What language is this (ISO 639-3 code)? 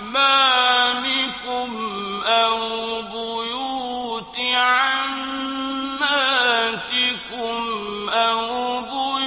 ara